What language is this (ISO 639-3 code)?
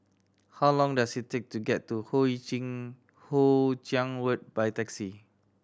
eng